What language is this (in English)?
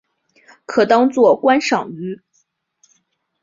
Chinese